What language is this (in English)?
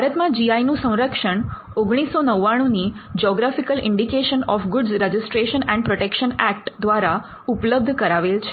Gujarati